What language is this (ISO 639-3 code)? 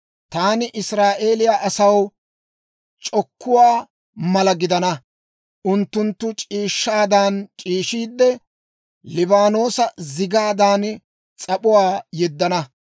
dwr